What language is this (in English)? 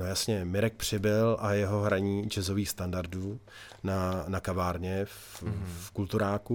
Czech